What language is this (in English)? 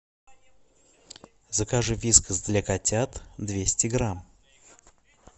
Russian